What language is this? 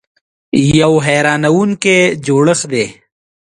Pashto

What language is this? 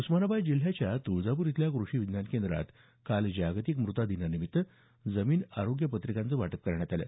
Marathi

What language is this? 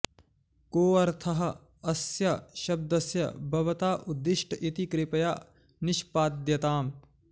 Sanskrit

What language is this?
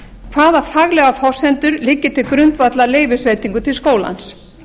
Icelandic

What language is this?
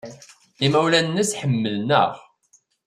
Kabyle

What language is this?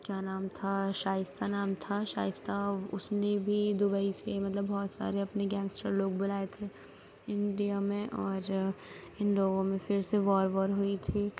Urdu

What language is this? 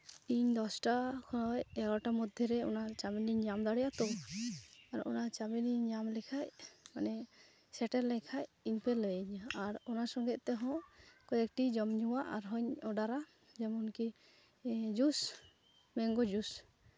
Santali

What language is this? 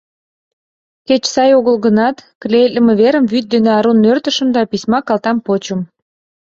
Mari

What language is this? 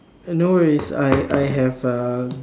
English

